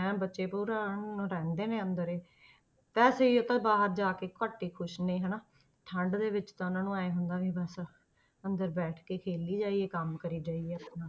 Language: Punjabi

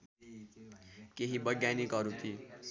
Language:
Nepali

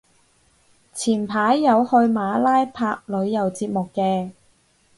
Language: Cantonese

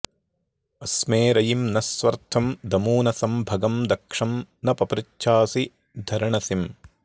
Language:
Sanskrit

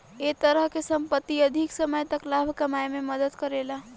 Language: Bhojpuri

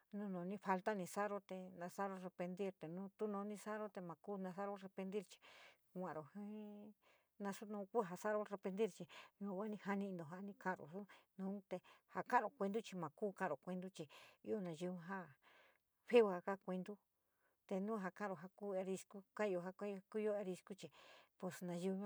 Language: San Miguel El Grande Mixtec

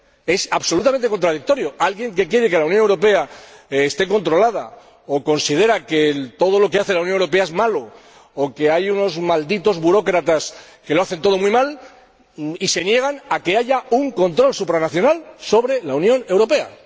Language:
Spanish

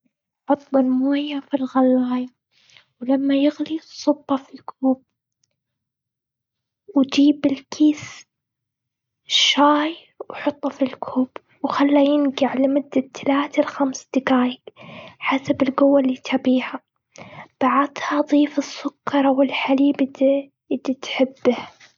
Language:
Gulf Arabic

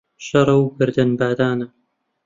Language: Central Kurdish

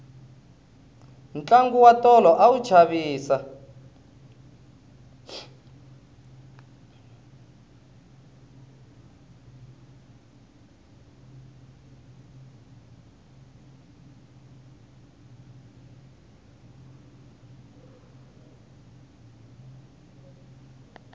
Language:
Tsonga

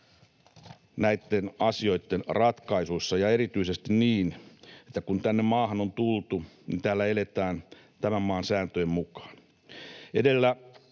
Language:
Finnish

